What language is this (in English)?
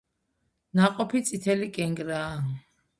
Georgian